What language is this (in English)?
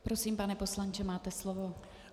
Czech